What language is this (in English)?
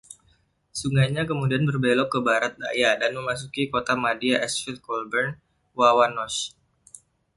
Indonesian